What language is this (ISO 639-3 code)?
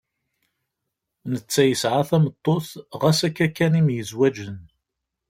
kab